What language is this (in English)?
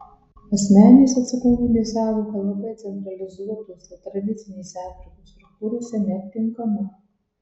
Lithuanian